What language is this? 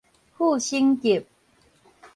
Min Nan Chinese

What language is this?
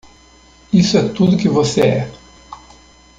Portuguese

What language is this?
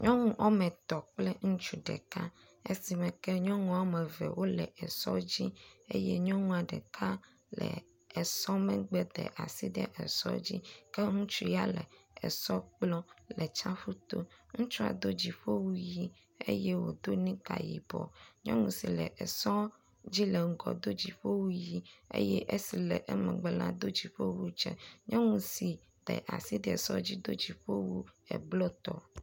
Ewe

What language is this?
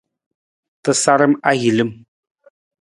Nawdm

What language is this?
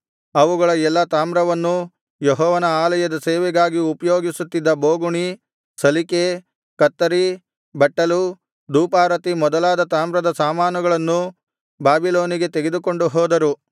Kannada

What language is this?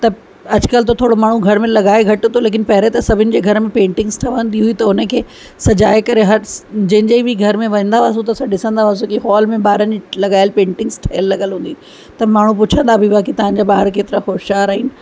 Sindhi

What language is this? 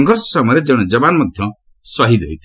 Odia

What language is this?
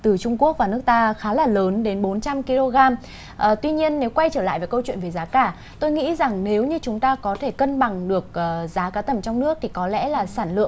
Vietnamese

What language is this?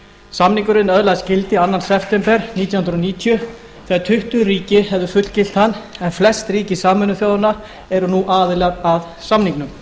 Icelandic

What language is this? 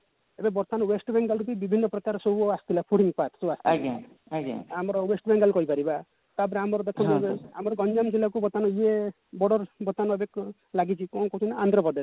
Odia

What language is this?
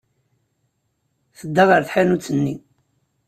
Kabyle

